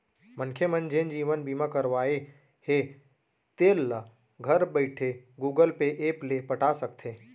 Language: Chhattisgarhi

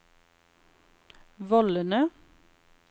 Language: Norwegian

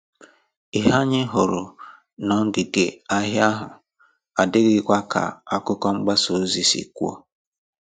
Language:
Igbo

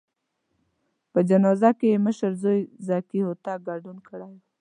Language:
Pashto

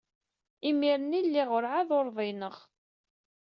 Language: Kabyle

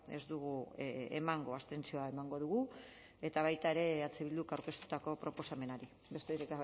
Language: Basque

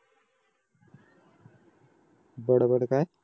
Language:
Marathi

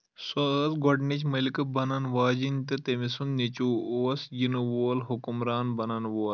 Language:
Kashmiri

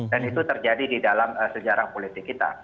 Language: Indonesian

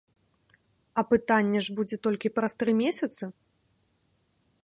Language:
Belarusian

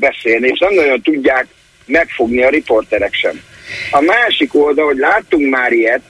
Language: Hungarian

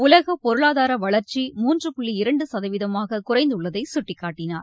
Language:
Tamil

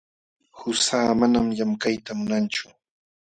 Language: Jauja Wanca Quechua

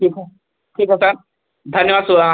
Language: Hindi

